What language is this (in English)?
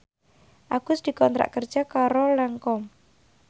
Javanese